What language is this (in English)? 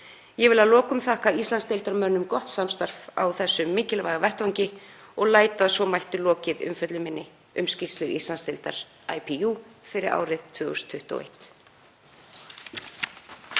Icelandic